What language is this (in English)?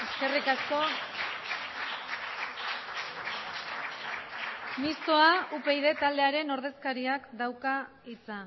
Basque